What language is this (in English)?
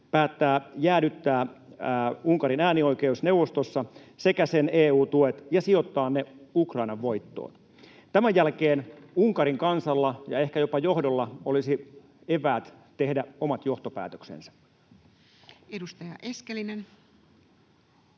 Finnish